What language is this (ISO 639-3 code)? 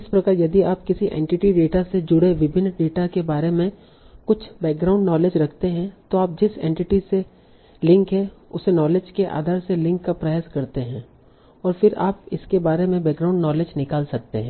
hin